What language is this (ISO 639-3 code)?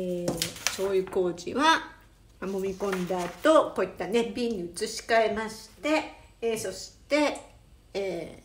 jpn